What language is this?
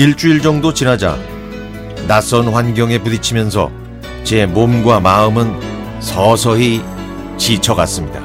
Korean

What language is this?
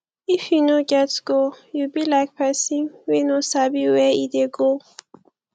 Nigerian Pidgin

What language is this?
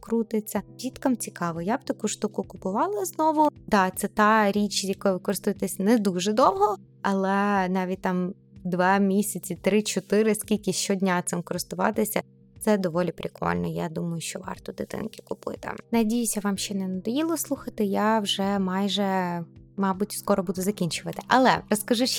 Ukrainian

